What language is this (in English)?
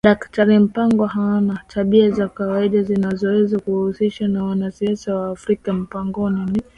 Swahili